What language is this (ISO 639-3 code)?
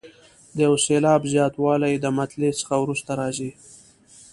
pus